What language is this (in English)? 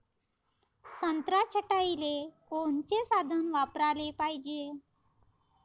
Marathi